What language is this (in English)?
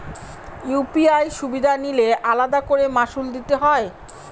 Bangla